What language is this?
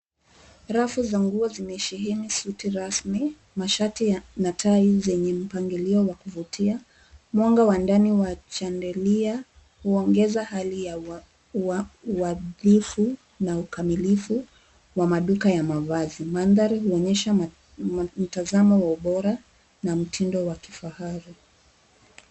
Swahili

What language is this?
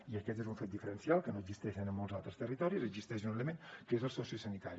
Catalan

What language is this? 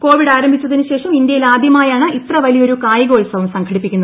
Malayalam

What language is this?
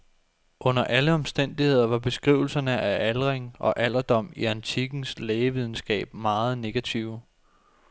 Danish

